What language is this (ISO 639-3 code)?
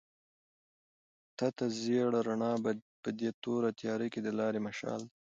pus